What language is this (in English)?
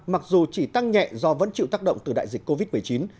Vietnamese